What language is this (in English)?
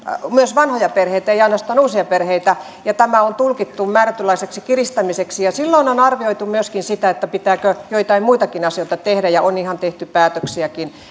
Finnish